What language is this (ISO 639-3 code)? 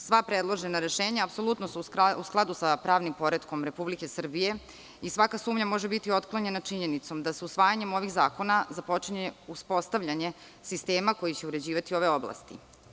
srp